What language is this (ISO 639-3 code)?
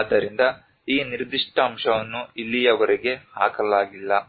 kan